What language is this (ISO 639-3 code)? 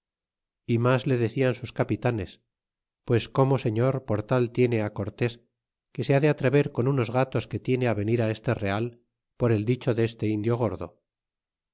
spa